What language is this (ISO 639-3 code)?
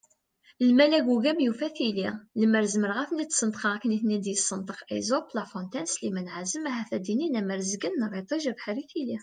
kab